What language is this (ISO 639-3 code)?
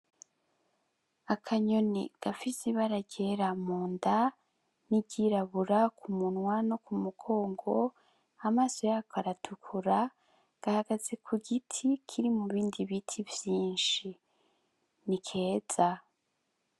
run